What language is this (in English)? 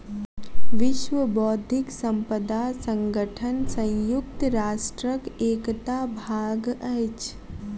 Maithili